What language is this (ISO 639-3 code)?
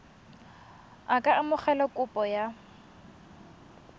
tsn